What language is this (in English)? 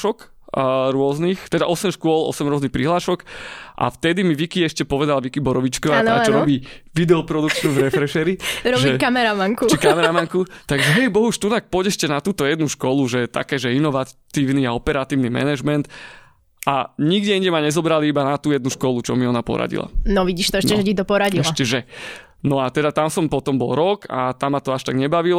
Slovak